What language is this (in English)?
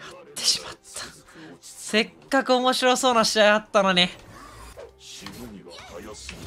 Japanese